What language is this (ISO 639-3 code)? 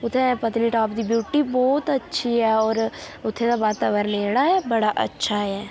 doi